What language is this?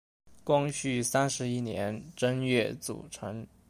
Chinese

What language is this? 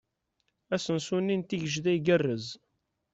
Kabyle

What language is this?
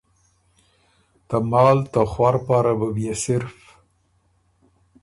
Ormuri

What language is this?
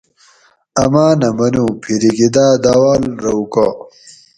Gawri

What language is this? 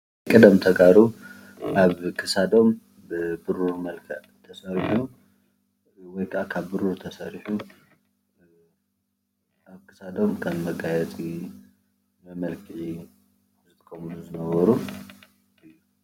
Tigrinya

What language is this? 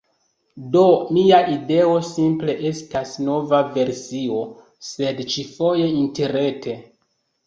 Esperanto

